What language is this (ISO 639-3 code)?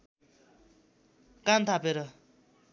nep